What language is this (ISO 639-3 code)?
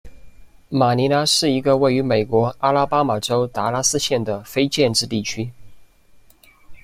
zho